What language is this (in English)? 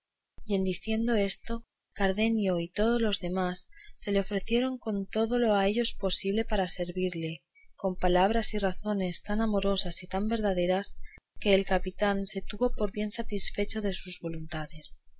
Spanish